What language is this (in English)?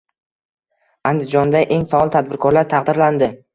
Uzbek